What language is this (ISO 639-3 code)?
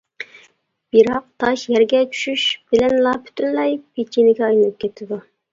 uig